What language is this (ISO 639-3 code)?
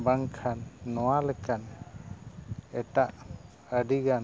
sat